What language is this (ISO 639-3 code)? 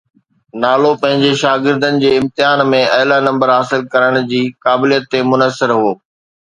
snd